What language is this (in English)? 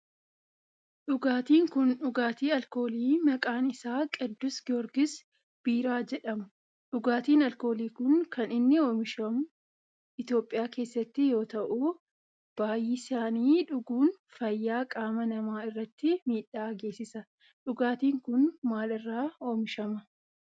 Oromo